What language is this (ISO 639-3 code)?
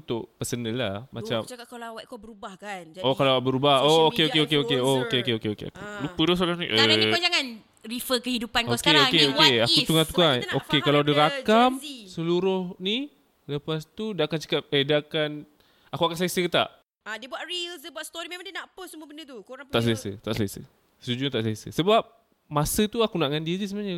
msa